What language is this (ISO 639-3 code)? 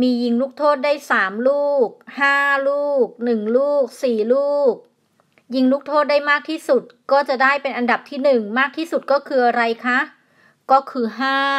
tha